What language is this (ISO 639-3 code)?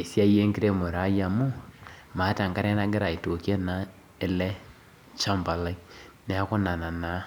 mas